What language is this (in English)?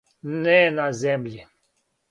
Serbian